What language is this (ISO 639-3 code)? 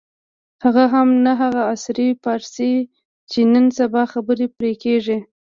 pus